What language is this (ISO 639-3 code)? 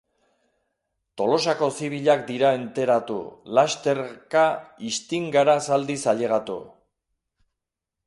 eus